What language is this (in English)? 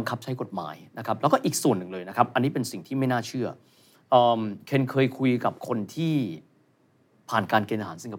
Thai